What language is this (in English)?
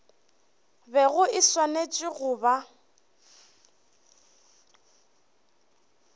Northern Sotho